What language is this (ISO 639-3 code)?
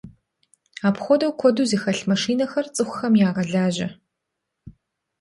kbd